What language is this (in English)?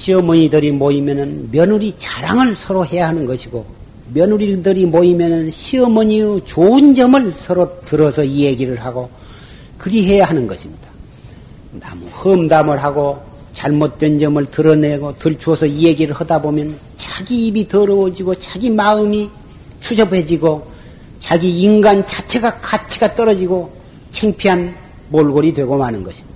Korean